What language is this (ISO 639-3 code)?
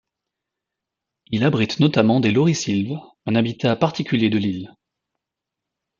fra